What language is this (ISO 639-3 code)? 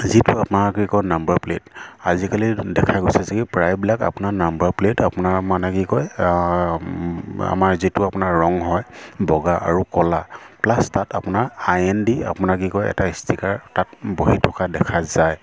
asm